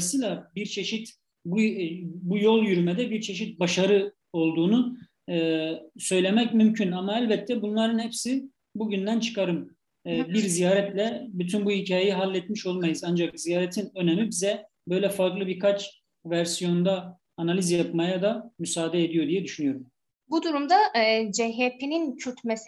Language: Turkish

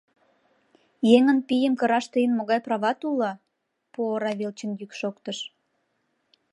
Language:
Mari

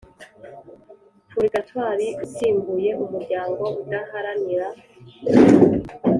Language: Kinyarwanda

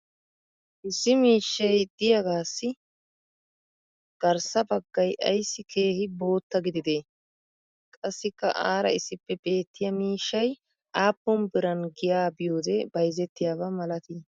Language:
Wolaytta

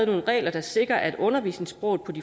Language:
Danish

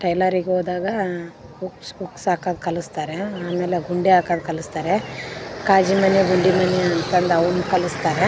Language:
Kannada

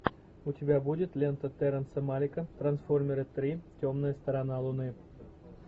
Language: Russian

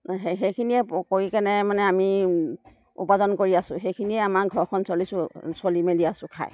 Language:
Assamese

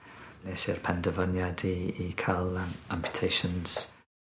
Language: Welsh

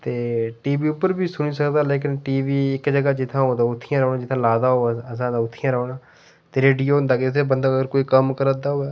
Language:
Dogri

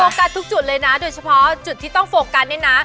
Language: Thai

